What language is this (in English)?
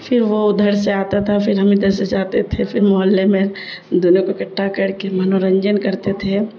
Urdu